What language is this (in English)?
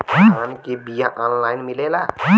Bhojpuri